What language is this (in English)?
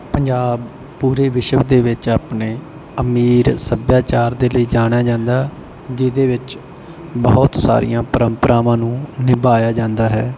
Punjabi